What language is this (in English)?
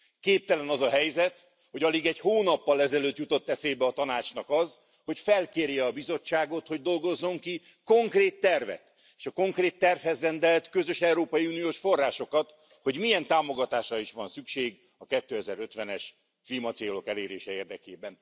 Hungarian